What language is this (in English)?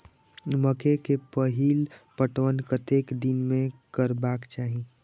Maithili